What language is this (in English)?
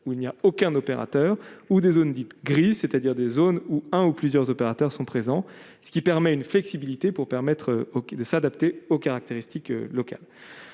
French